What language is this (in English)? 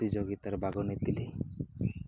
Odia